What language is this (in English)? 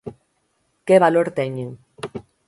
Galician